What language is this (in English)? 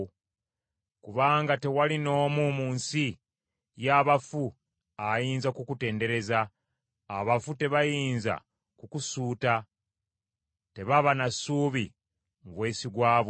Ganda